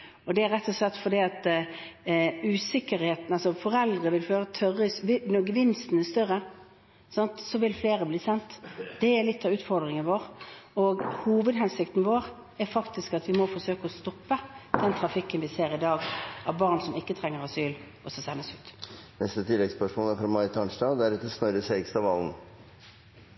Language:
Norwegian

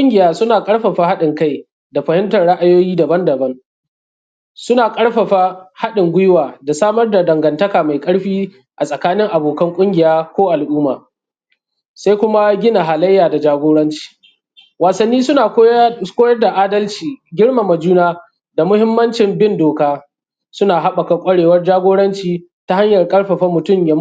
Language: Hausa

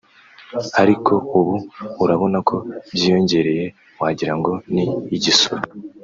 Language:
Kinyarwanda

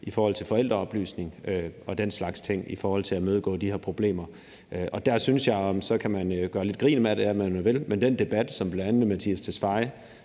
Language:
Danish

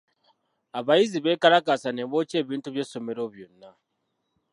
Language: Ganda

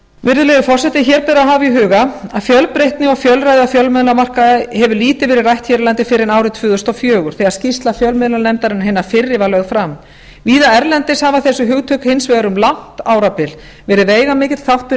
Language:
Icelandic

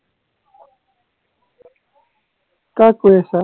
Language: Assamese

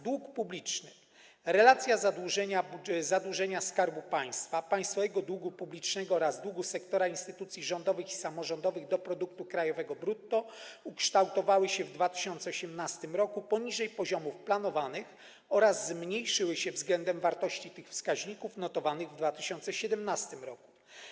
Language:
Polish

